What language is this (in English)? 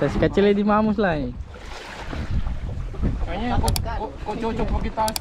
Indonesian